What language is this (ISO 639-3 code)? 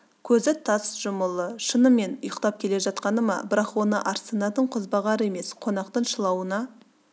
kaz